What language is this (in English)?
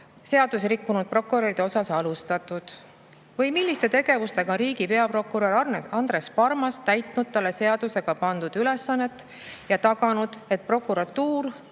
Estonian